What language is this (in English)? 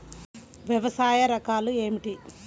Telugu